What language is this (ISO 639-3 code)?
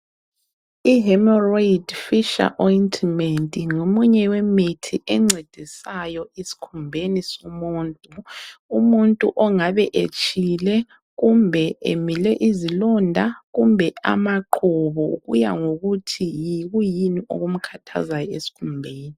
nde